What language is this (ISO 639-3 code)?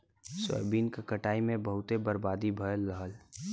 bho